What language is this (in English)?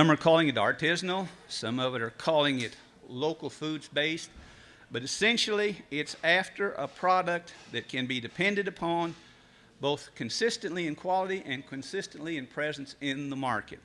English